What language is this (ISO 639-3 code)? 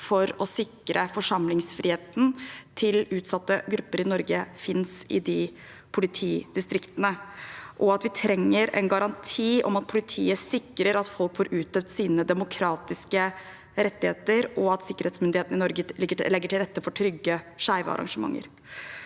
nor